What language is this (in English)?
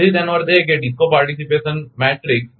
Gujarati